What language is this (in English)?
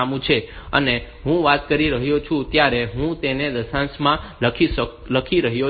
Gujarati